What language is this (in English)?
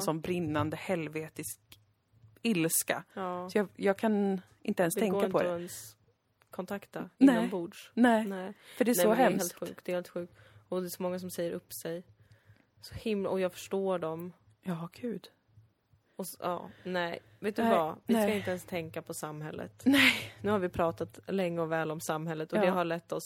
Swedish